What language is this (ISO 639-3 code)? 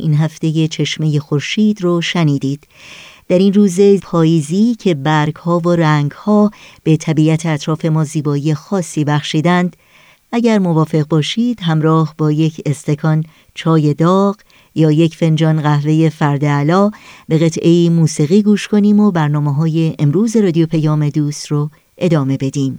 fas